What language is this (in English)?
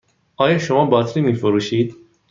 Persian